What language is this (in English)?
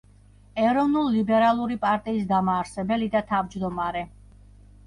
Georgian